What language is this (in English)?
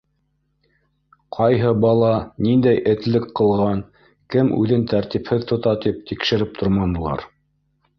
Bashkir